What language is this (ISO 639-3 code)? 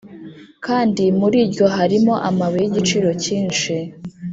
kin